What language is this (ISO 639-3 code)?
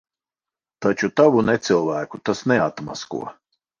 lav